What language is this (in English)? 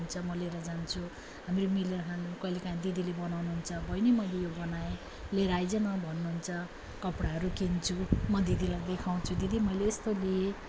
Nepali